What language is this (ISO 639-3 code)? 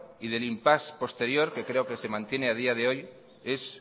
spa